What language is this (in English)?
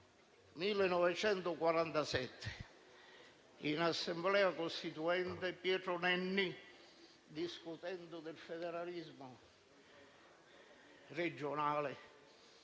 Italian